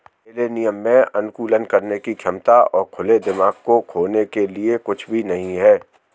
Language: Hindi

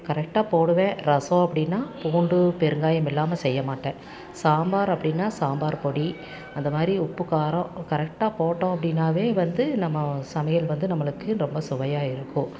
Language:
Tamil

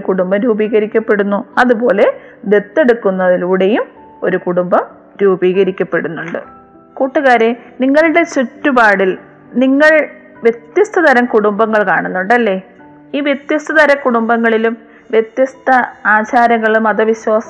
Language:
Malayalam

